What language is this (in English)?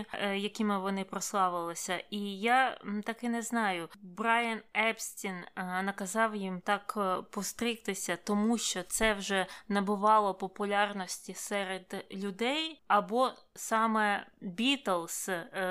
Ukrainian